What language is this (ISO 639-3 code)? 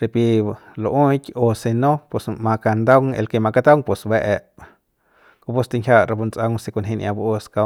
pbs